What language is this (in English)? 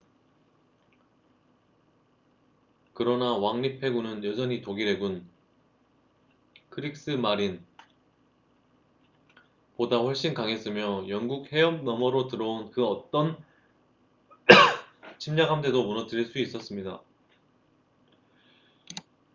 Korean